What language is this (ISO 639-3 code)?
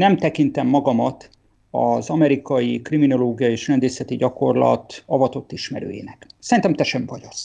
hun